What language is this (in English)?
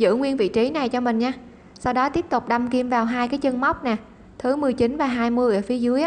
Vietnamese